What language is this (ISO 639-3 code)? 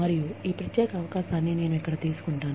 tel